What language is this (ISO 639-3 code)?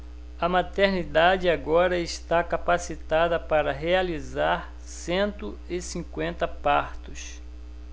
por